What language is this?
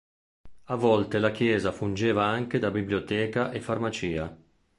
Italian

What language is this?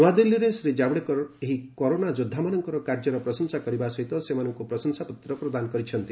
Odia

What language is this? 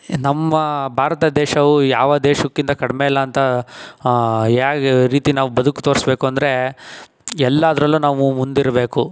Kannada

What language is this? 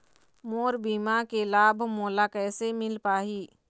Chhattisgarhi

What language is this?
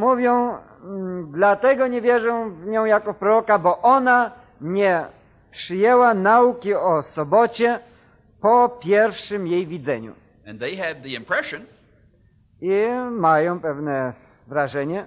Polish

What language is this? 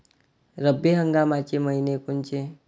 Marathi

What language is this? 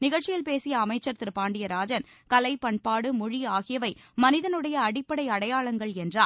Tamil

